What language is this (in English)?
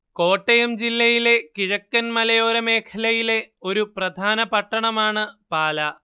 Malayalam